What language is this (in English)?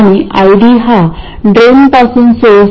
Marathi